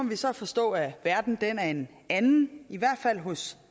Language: Danish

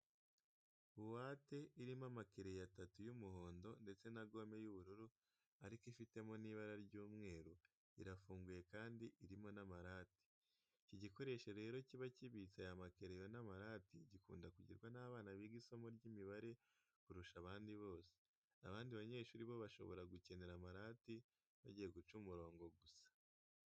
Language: Kinyarwanda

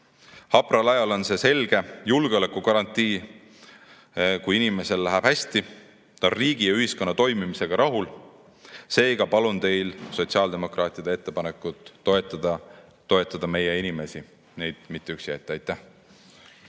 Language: Estonian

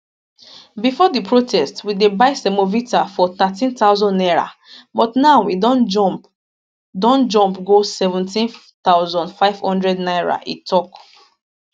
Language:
Nigerian Pidgin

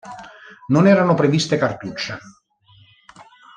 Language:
Italian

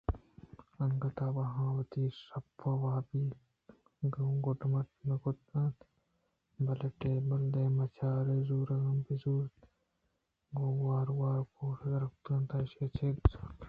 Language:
Eastern Balochi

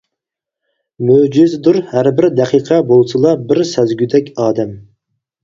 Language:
Uyghur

